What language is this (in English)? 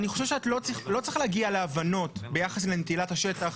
Hebrew